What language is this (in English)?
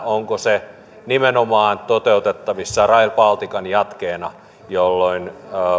Finnish